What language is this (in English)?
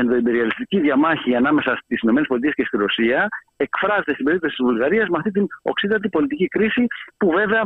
Greek